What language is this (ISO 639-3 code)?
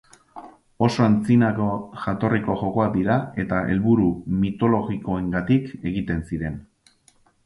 eus